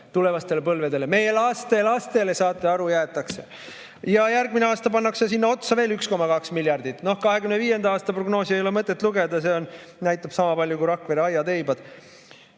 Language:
Estonian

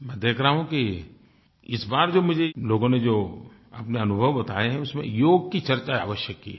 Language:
Hindi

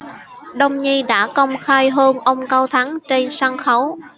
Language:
Vietnamese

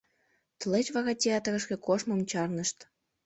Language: Mari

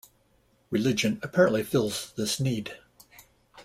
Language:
English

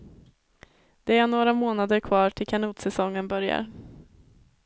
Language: Swedish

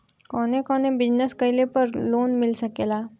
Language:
Bhojpuri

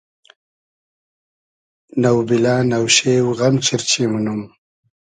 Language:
Hazaragi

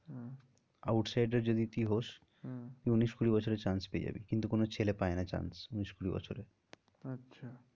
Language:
Bangla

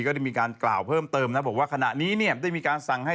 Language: Thai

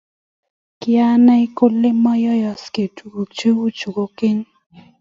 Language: Kalenjin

